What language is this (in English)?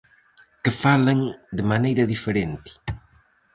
Galician